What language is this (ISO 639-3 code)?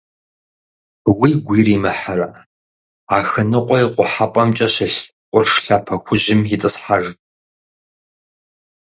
kbd